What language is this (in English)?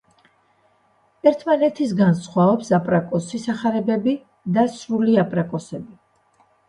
Georgian